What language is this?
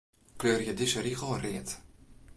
Western Frisian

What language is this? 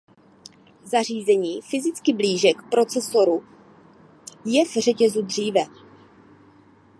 Czech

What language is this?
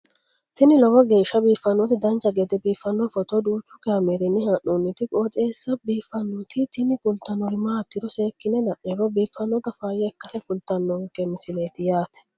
Sidamo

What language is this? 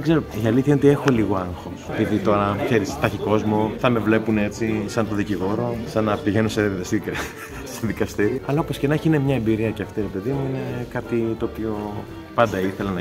Greek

